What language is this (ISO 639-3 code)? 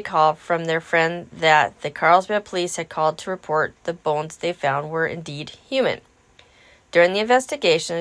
eng